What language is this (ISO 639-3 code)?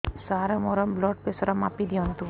ori